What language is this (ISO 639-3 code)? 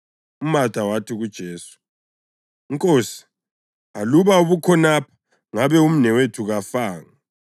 nde